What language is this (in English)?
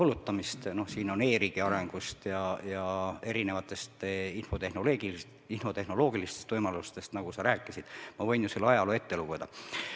Estonian